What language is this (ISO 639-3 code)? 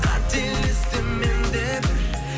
kaz